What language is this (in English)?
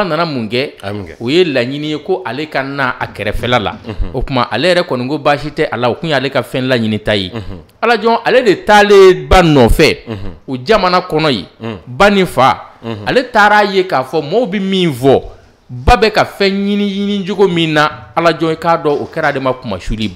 French